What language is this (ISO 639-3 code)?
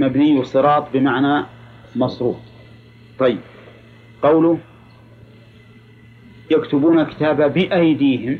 ara